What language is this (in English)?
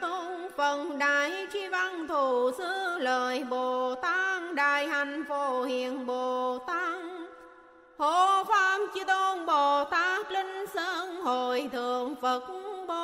Vietnamese